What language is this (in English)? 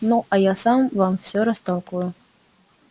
Russian